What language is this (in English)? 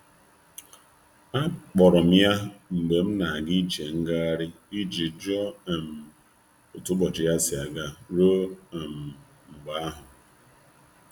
Igbo